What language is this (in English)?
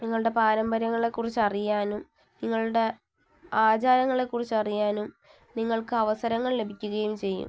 Malayalam